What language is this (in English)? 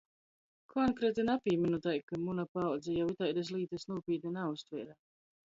Latgalian